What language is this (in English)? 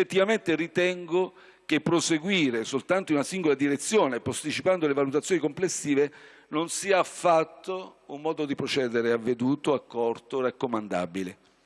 Italian